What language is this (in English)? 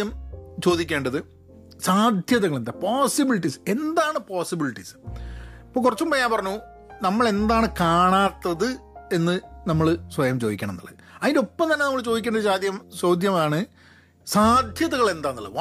Malayalam